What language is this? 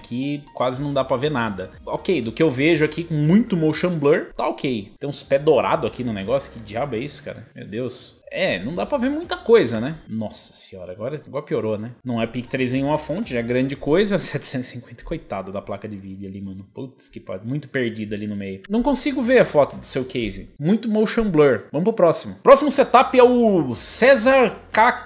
Portuguese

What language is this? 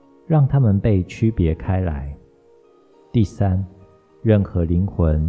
Chinese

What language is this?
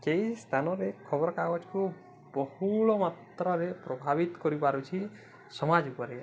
Odia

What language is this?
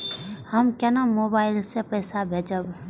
Maithili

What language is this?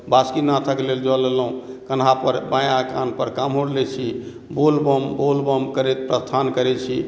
Maithili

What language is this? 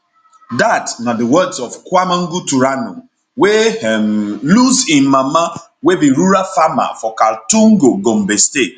Nigerian Pidgin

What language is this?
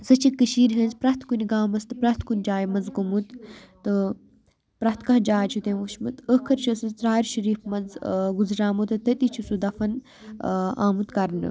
Kashmiri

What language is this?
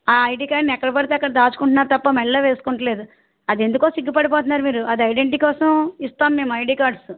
Telugu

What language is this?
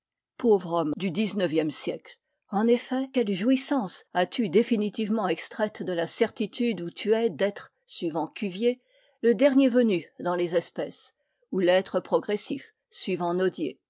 French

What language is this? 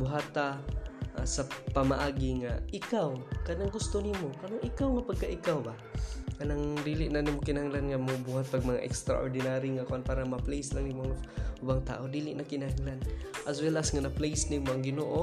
Filipino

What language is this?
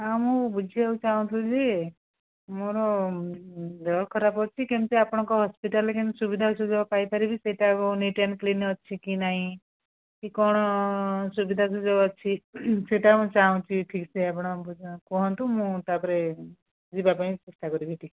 Odia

